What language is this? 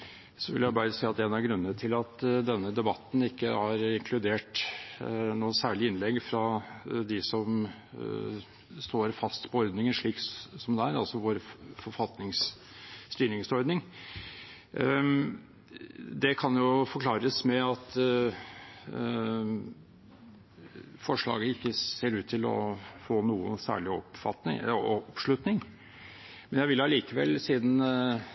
Norwegian Bokmål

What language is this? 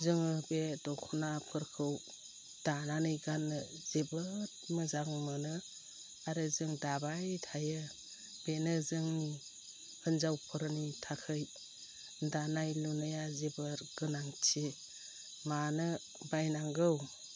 Bodo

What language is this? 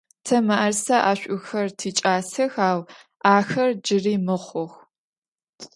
Adyghe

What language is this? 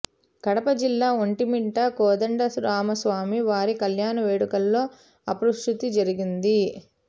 Telugu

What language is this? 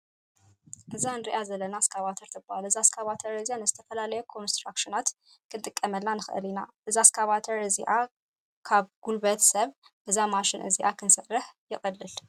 Tigrinya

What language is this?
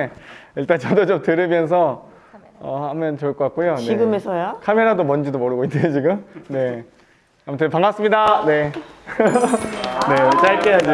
Korean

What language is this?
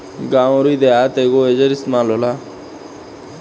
Bhojpuri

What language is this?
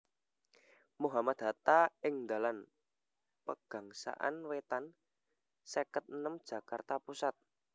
Javanese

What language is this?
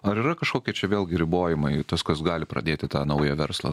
Lithuanian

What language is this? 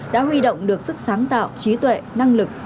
Vietnamese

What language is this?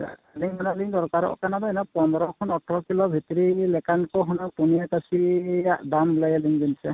Santali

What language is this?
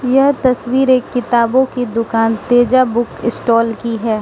Hindi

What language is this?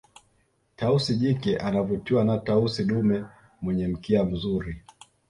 Swahili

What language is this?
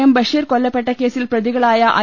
Malayalam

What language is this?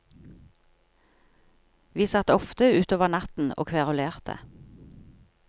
Norwegian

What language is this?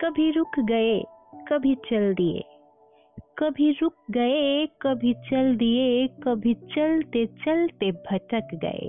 Hindi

